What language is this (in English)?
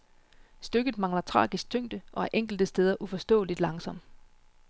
Danish